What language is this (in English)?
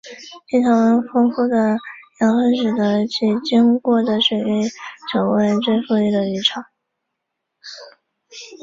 Chinese